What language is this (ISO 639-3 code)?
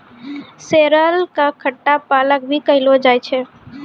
mai